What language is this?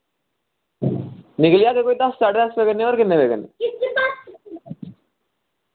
Dogri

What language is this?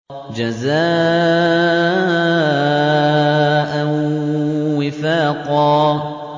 Arabic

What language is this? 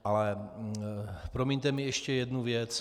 Czech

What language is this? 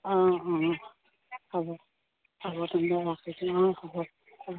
Assamese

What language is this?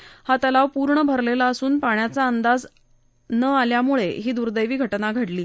Marathi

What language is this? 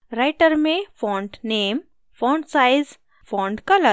Hindi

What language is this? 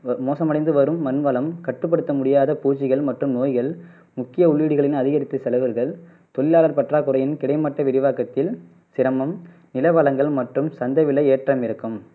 Tamil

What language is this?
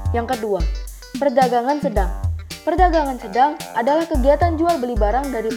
Indonesian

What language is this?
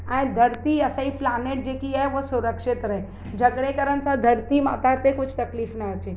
Sindhi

